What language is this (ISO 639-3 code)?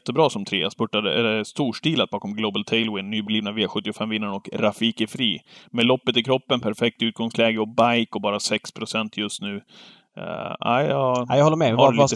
swe